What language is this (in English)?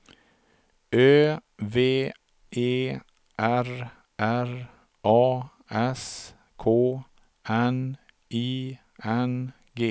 Swedish